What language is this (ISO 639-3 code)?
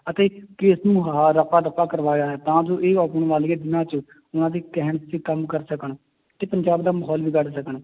pan